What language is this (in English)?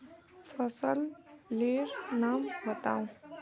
Magahi